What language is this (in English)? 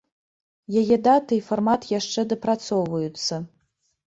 Belarusian